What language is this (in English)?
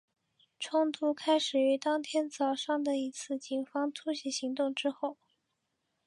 Chinese